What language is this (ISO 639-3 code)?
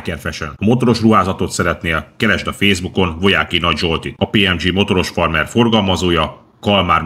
hun